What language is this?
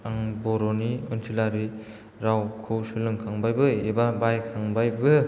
Bodo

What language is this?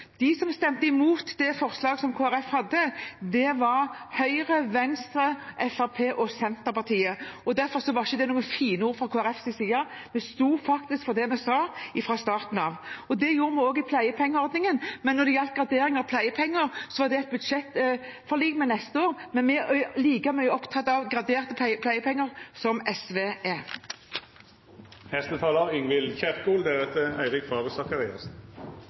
Norwegian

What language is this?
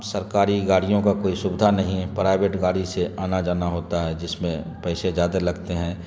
Urdu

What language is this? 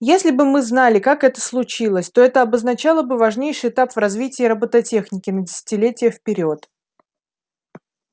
Russian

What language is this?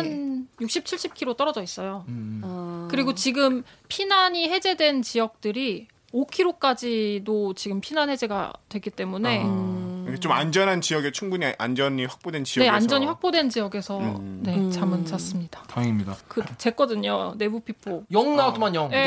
Korean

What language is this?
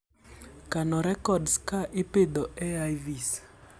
Luo (Kenya and Tanzania)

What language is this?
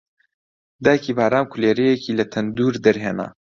Central Kurdish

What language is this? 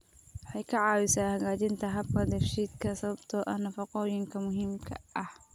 Somali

